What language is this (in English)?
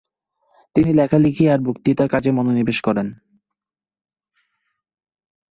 Bangla